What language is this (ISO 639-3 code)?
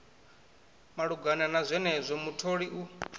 ven